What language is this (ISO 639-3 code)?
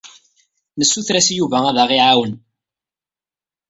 kab